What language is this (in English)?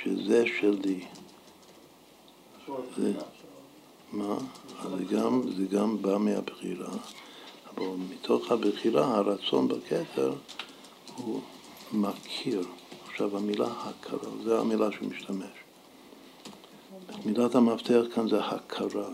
Hebrew